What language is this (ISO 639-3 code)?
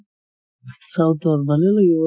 asm